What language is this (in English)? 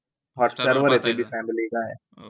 Marathi